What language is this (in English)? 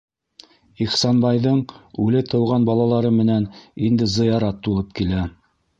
Bashkir